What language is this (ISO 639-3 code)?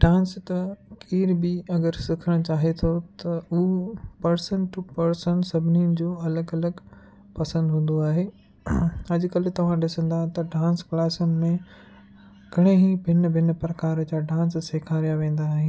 snd